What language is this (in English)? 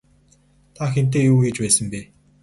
Mongolian